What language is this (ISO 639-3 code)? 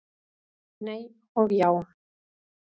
isl